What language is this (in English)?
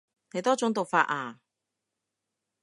Cantonese